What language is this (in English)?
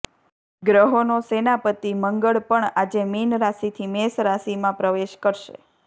Gujarati